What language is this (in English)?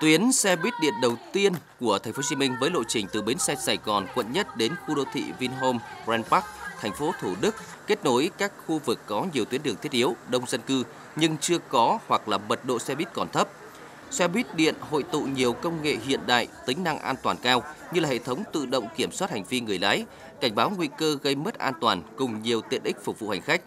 Vietnamese